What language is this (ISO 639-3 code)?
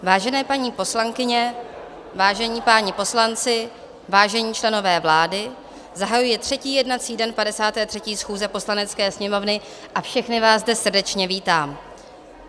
ces